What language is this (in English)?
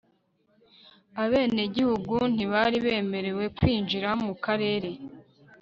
Kinyarwanda